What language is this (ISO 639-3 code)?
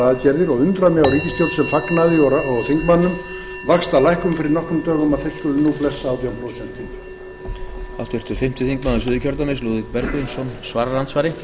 isl